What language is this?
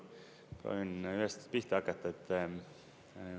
Estonian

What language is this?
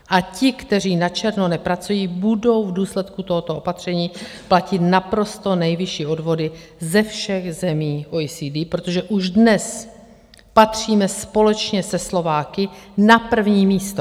Czech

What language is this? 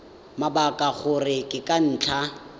Tswana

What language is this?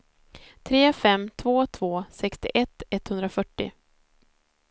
Swedish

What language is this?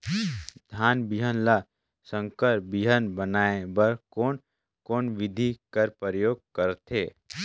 Chhattisgarhi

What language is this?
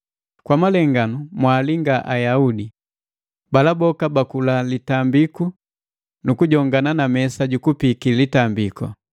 Matengo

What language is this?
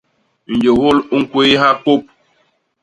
Basaa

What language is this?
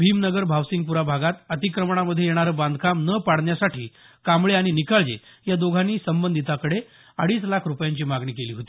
Marathi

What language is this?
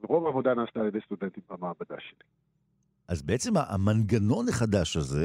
Hebrew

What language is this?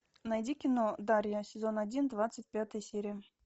Russian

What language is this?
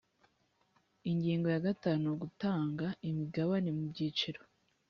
Kinyarwanda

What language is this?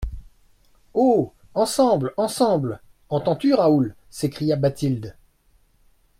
French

